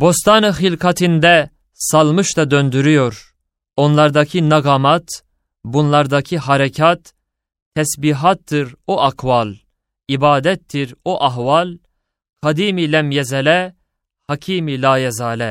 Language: Turkish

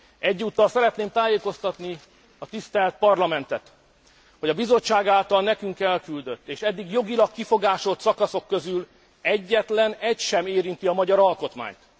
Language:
Hungarian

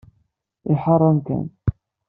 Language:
Kabyle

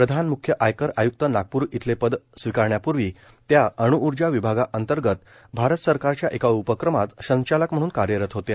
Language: Marathi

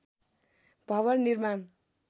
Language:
Nepali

